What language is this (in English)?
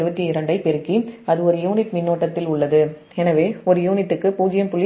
Tamil